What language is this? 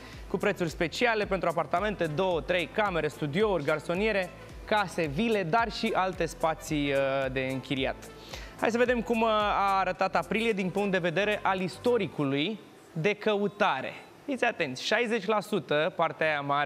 Romanian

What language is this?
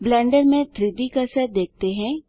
Hindi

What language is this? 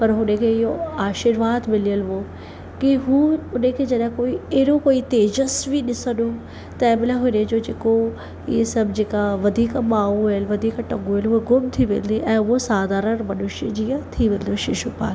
Sindhi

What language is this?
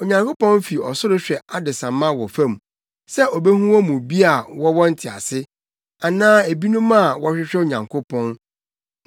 Akan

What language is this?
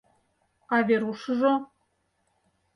Mari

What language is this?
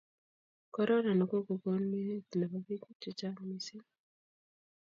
Kalenjin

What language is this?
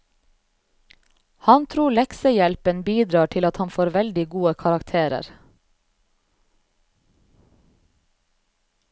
Norwegian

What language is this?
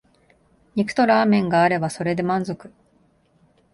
Japanese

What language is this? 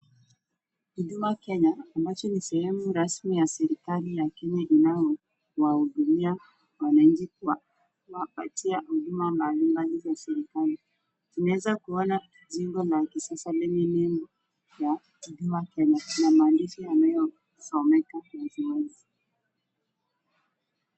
Swahili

